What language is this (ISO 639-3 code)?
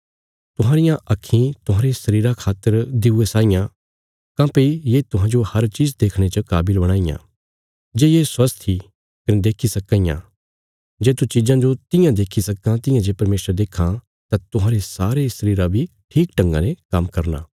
kfs